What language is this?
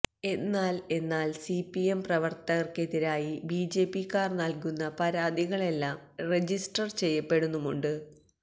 Malayalam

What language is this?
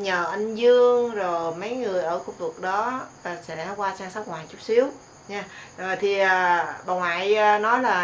Vietnamese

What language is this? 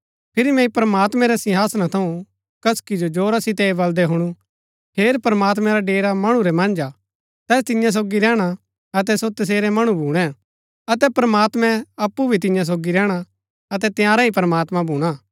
Gaddi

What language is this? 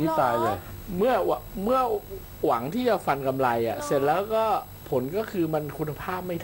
Thai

